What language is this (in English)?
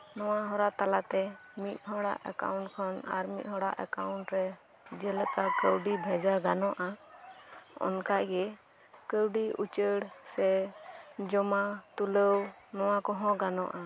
Santali